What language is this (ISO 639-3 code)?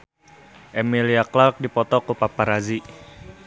sun